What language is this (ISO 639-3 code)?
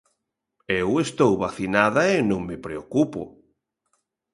glg